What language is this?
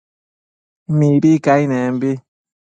Matsés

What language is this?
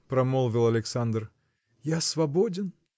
Russian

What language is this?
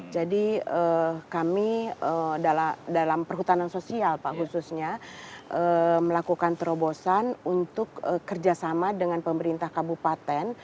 Indonesian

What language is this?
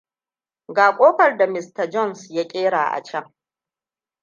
Hausa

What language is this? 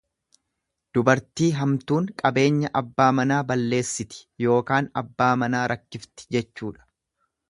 Oromo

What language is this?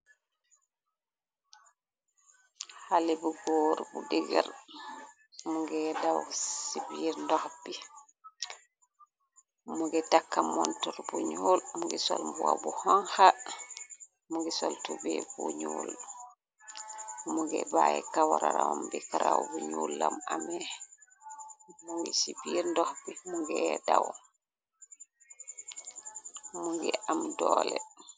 Wolof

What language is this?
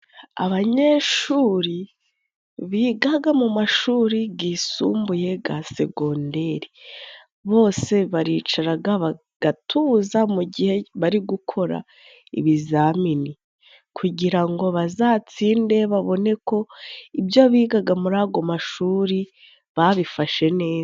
Kinyarwanda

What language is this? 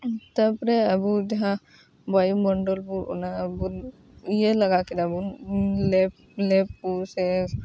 Santali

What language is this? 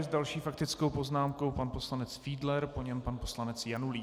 Czech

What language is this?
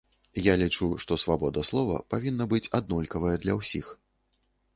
Belarusian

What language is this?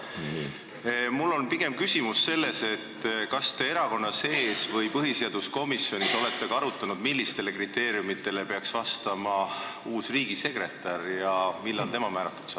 Estonian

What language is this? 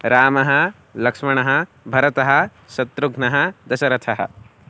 Sanskrit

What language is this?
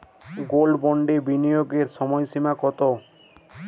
Bangla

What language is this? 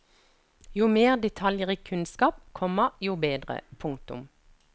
Norwegian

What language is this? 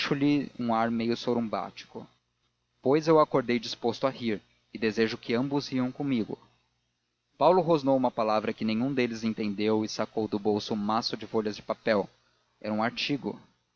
Portuguese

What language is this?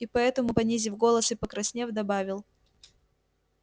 Russian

